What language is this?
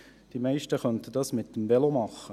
Swiss German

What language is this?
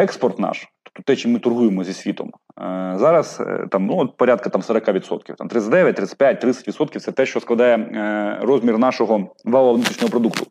Ukrainian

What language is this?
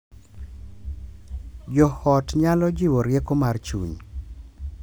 Luo (Kenya and Tanzania)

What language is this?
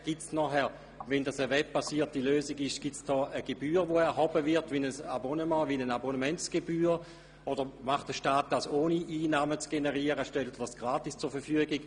Swiss German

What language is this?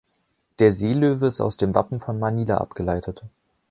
German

